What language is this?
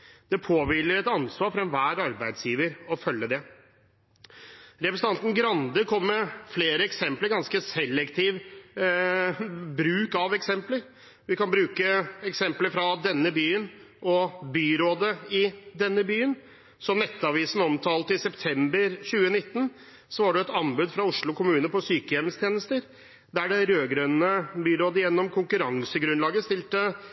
Norwegian Bokmål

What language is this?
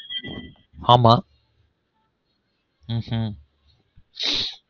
Tamil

